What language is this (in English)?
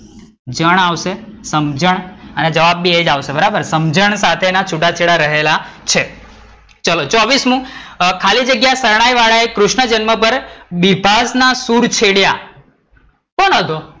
Gujarati